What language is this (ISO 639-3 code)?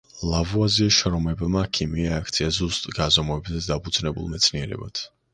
kat